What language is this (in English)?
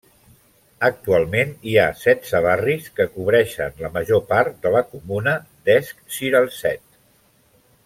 Catalan